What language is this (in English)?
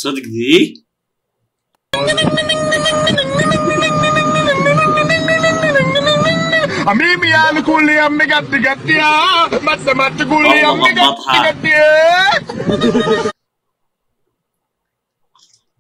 Arabic